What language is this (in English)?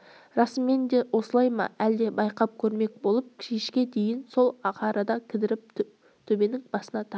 Kazakh